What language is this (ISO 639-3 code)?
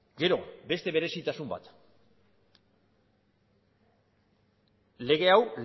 eus